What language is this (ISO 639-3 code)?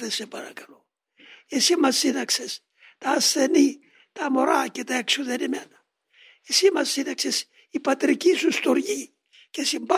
ell